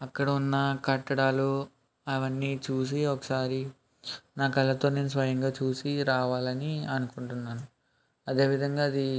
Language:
Telugu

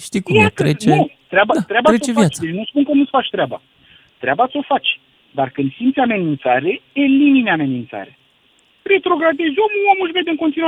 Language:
Romanian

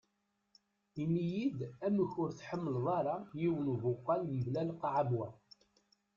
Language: Kabyle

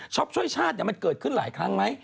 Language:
Thai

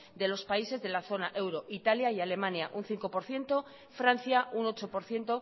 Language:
Spanish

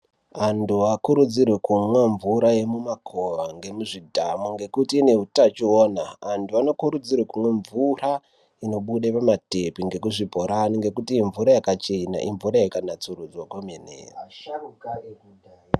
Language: Ndau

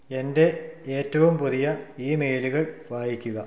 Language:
Malayalam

